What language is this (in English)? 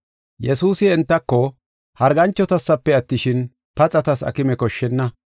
Gofa